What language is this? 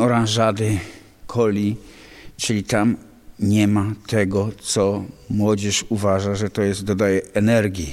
Polish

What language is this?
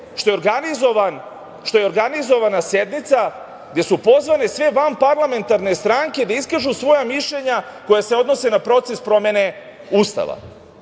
Serbian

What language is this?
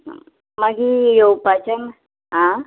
Konkani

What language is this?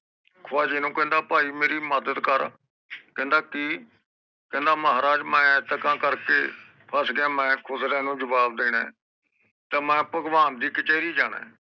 Punjabi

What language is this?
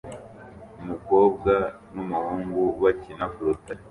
Kinyarwanda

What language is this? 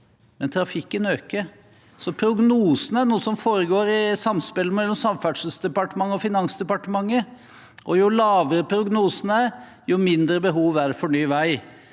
Norwegian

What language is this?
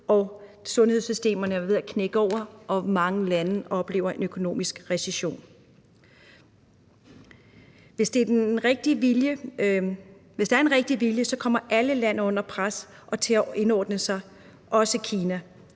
Danish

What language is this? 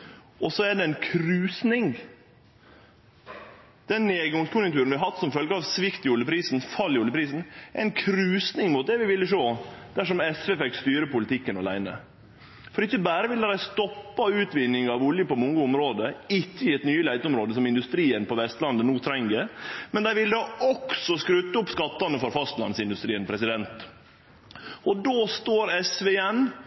Norwegian Nynorsk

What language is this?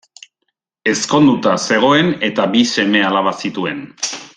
Basque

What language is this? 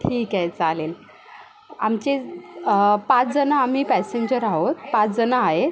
Marathi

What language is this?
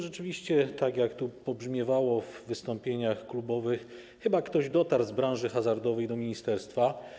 Polish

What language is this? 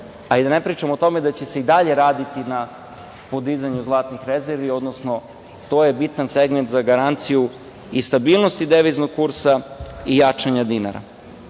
Serbian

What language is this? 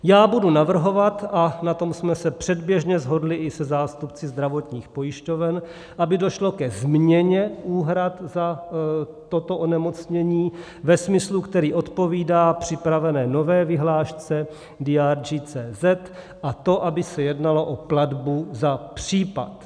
Czech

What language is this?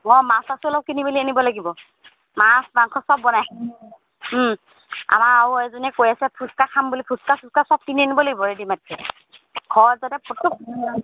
Assamese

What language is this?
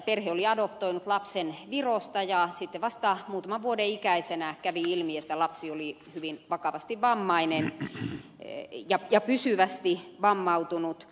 Finnish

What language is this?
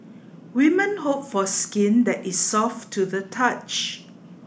English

